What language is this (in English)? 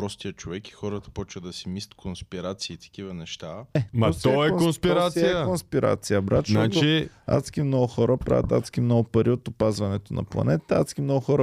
Bulgarian